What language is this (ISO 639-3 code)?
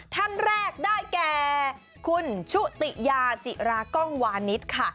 tha